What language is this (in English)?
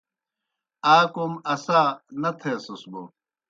Kohistani Shina